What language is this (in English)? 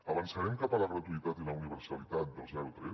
Catalan